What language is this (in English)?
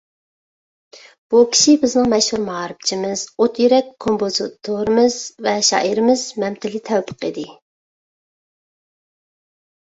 Uyghur